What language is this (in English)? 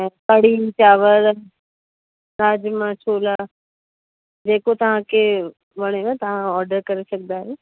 Sindhi